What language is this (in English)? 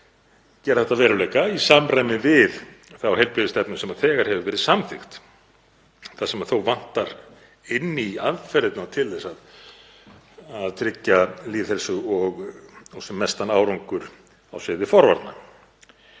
Icelandic